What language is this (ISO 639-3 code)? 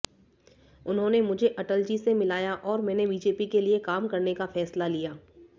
hin